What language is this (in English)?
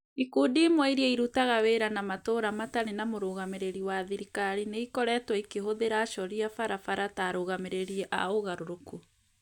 Kikuyu